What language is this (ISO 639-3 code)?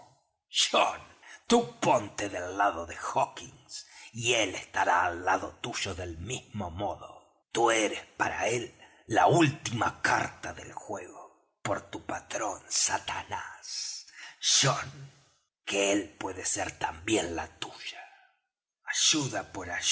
spa